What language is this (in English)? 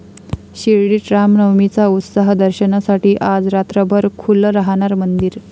Marathi